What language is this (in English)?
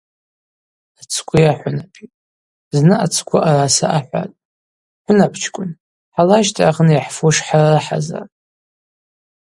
Abaza